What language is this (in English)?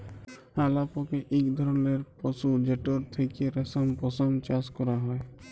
Bangla